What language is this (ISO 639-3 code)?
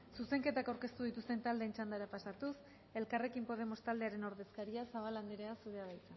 eus